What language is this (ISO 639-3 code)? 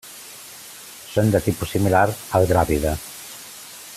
cat